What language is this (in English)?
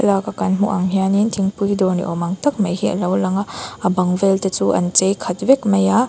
Mizo